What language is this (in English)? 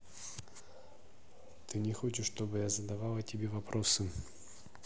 Russian